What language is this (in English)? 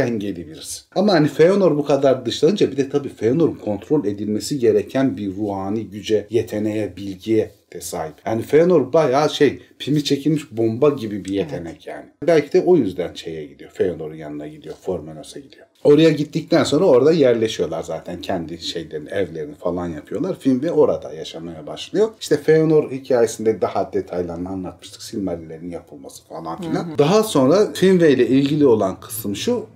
Turkish